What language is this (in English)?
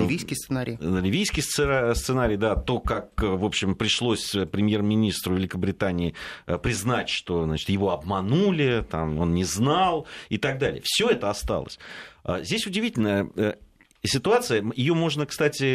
Russian